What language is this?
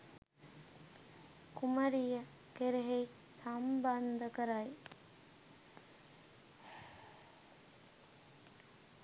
Sinhala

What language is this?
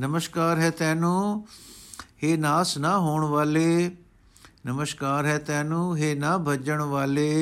Punjabi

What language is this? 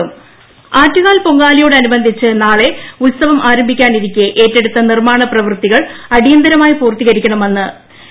Malayalam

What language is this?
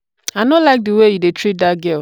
Nigerian Pidgin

